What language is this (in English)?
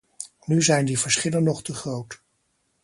Dutch